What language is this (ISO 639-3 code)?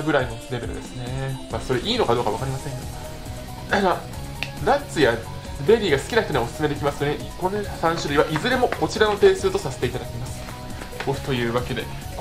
jpn